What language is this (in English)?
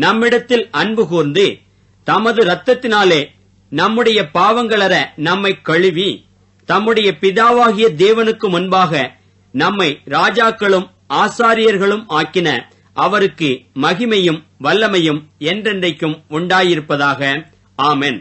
Tamil